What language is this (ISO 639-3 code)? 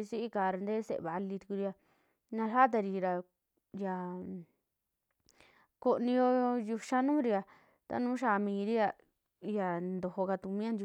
jmx